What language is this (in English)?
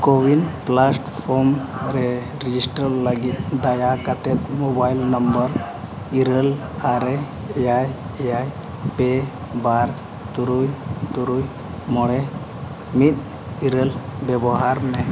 Santali